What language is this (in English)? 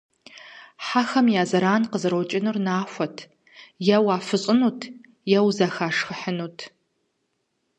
Kabardian